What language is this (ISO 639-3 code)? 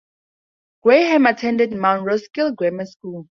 eng